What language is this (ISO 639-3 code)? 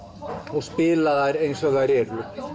isl